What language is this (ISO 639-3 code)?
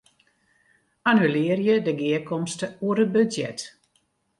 fry